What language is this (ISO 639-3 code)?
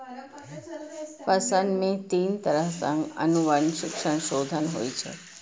mai